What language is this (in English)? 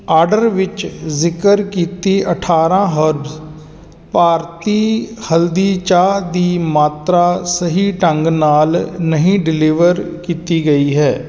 Punjabi